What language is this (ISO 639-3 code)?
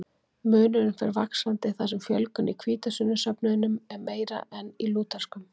isl